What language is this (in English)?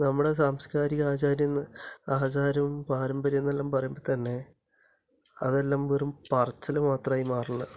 Malayalam